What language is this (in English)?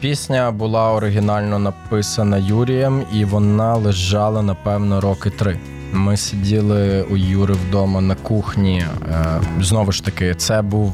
Ukrainian